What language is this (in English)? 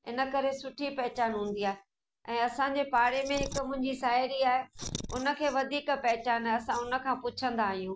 Sindhi